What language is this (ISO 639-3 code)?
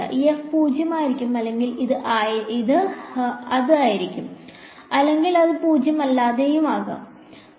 mal